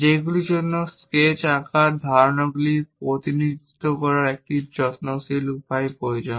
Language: Bangla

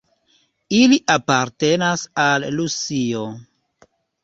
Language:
Esperanto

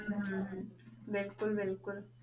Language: Punjabi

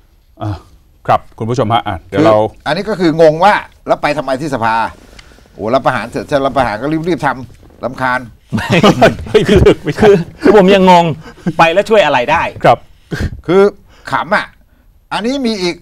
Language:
Thai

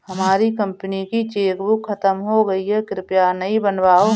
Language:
Hindi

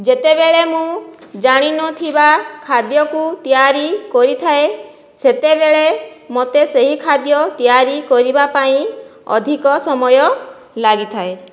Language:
Odia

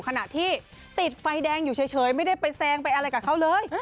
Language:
Thai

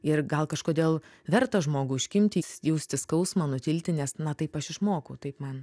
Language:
Lithuanian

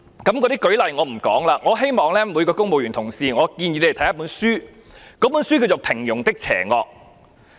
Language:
Cantonese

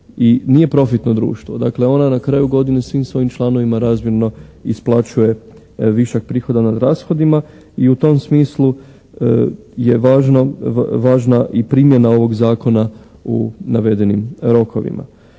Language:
Croatian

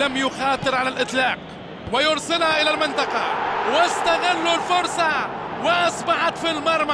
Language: Arabic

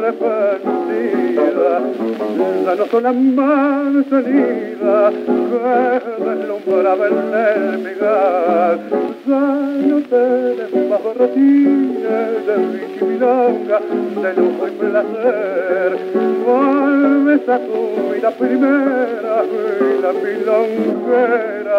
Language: Spanish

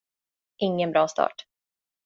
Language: Swedish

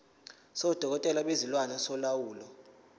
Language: Zulu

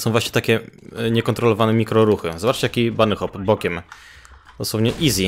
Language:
Polish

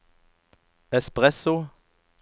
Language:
Norwegian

